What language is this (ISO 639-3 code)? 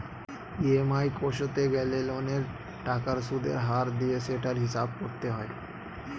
ben